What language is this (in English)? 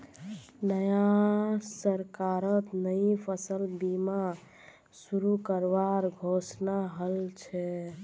Magahi